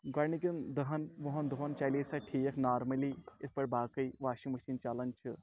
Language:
Kashmiri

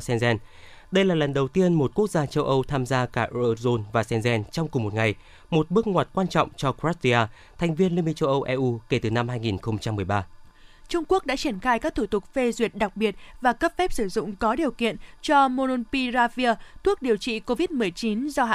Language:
Vietnamese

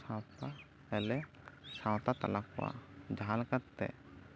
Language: Santali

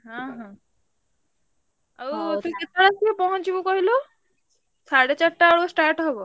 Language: Odia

